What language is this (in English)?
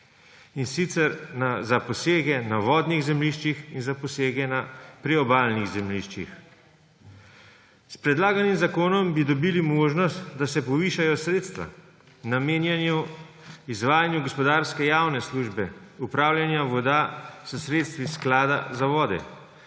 Slovenian